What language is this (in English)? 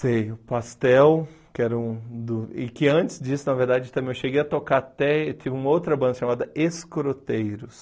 Portuguese